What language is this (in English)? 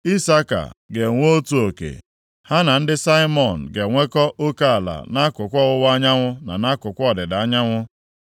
Igbo